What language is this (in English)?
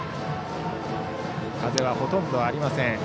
Japanese